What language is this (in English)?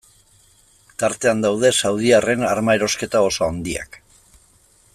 Basque